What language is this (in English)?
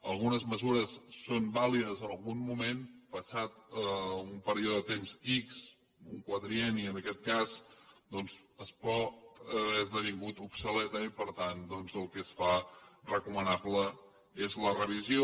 Catalan